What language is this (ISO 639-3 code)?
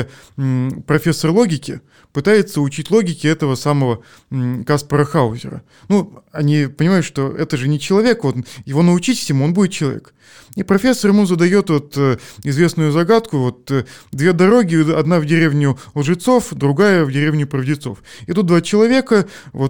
rus